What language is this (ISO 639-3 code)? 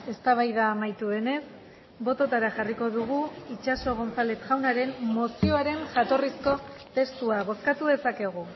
eus